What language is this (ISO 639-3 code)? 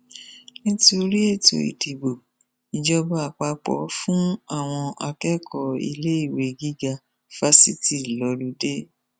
yor